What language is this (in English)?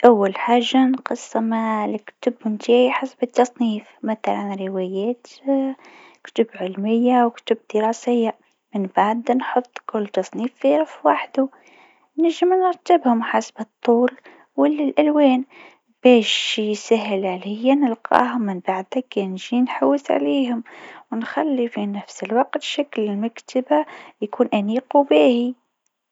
Tunisian Arabic